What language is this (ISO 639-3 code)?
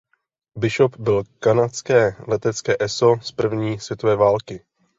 ces